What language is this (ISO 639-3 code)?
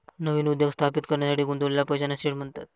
mar